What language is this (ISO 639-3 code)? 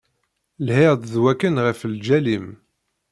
kab